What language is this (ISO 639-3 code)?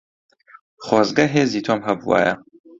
ckb